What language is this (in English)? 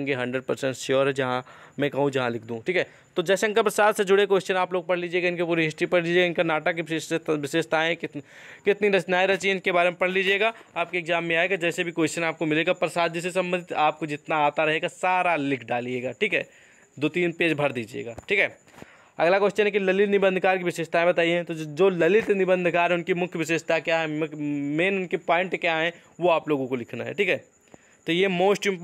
Hindi